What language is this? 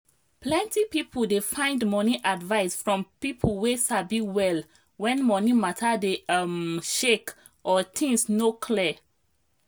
Nigerian Pidgin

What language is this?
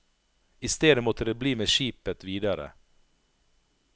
Norwegian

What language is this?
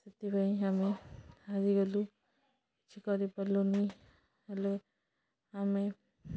Odia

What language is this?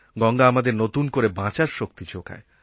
Bangla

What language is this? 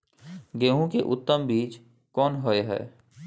Maithili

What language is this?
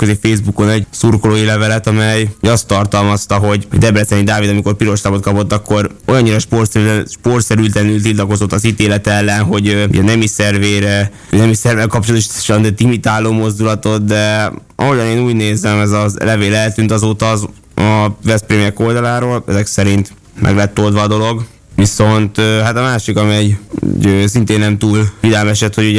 Hungarian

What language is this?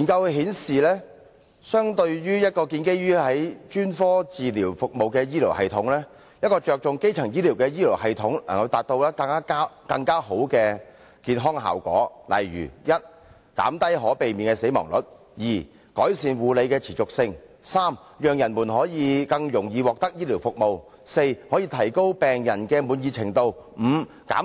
Cantonese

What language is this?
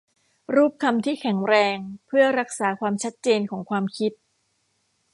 Thai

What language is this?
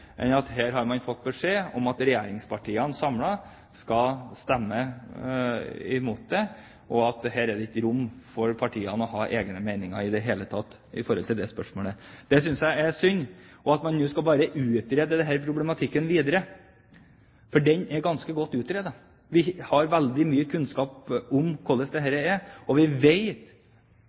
Norwegian Bokmål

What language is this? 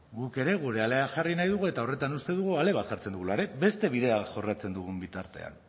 Basque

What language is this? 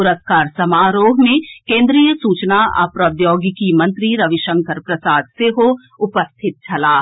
Maithili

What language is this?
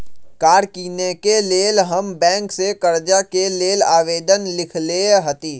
Magahi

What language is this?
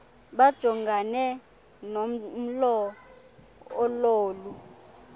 Xhosa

